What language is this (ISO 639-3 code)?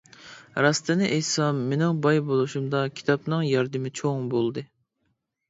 uig